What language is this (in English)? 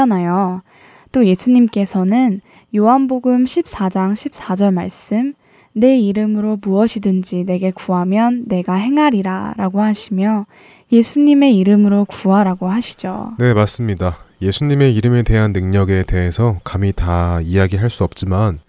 Korean